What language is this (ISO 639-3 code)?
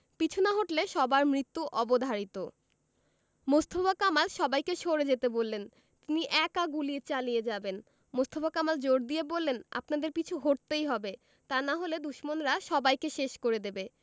ben